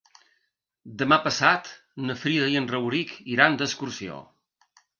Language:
Catalan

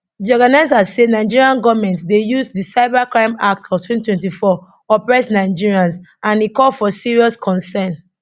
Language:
Nigerian Pidgin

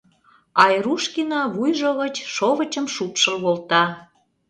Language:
Mari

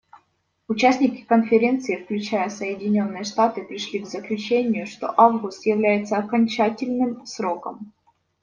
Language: Russian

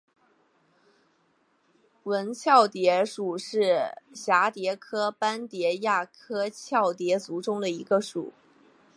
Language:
Chinese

